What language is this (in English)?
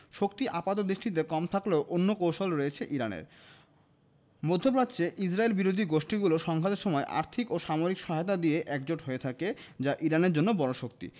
Bangla